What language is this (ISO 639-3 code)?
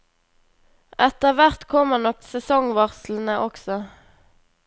nor